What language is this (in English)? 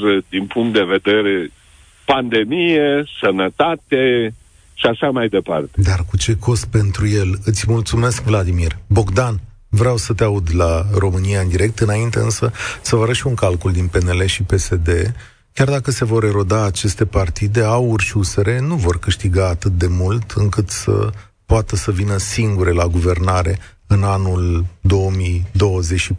Romanian